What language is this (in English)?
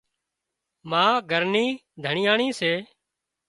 Wadiyara Koli